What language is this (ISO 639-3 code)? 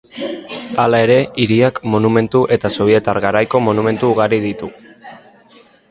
eus